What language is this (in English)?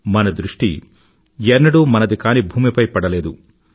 Telugu